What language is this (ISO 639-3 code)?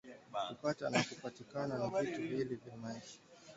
swa